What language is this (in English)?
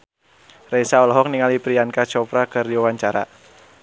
Sundanese